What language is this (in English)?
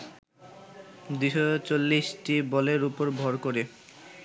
Bangla